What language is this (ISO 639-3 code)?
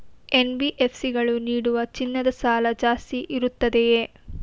kan